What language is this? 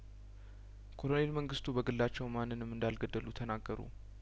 Amharic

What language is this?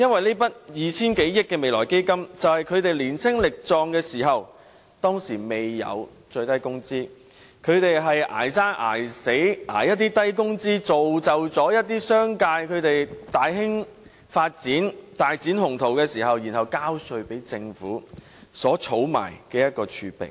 Cantonese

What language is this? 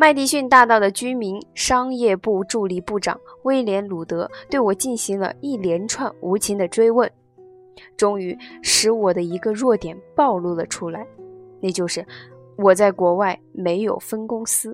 Chinese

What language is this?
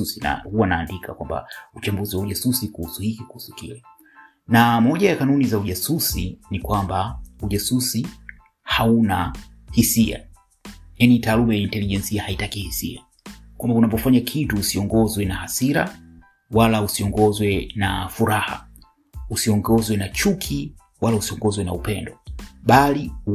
Swahili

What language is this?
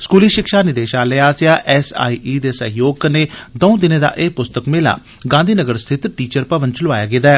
Dogri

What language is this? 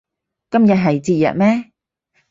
Cantonese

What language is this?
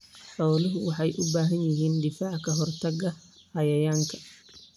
Somali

